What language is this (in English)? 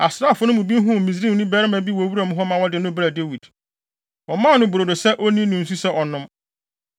Akan